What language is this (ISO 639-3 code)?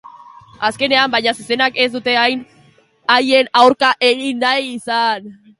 eus